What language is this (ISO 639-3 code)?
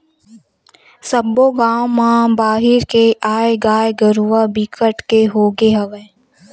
hne